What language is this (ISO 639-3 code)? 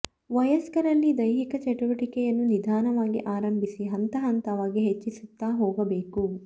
kan